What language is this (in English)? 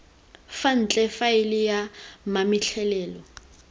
Tswana